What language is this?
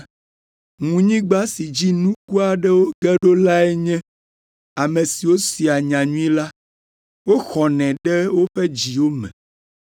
Ewe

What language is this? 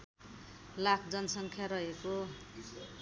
Nepali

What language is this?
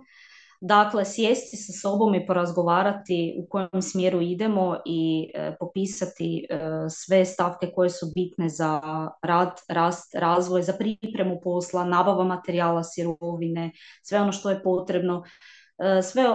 Croatian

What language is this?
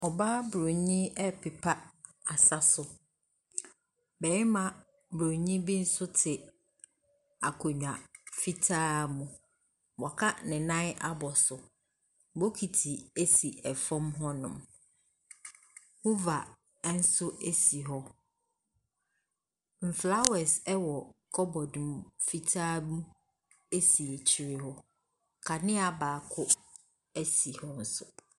Akan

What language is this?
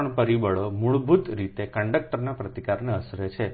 Gujarati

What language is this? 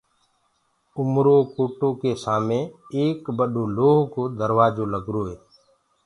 Gurgula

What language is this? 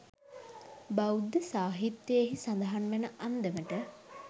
Sinhala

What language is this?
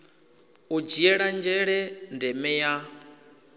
Venda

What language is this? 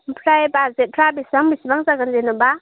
Bodo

